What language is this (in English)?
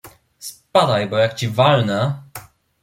Polish